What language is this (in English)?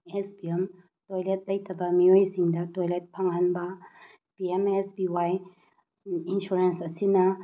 Manipuri